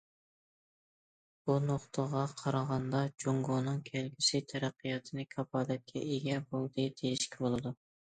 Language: Uyghur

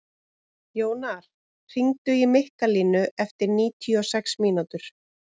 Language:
Icelandic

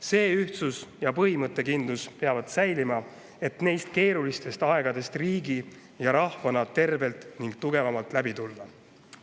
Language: Estonian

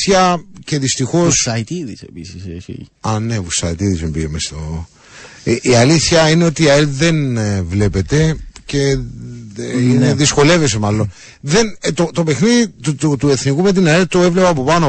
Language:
Greek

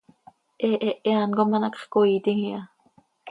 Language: Seri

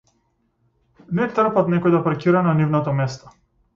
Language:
Macedonian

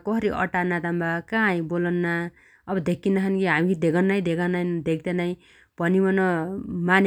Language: Dotyali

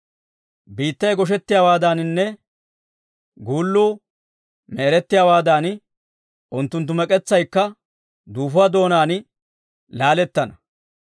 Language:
Dawro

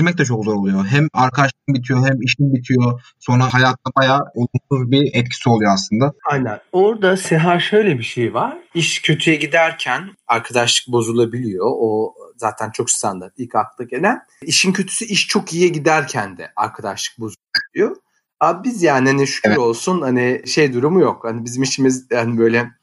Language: Turkish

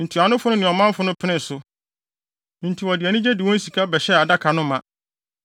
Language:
Akan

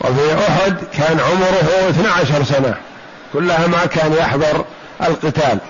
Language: Arabic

